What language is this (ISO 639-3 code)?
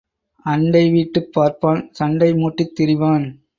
tam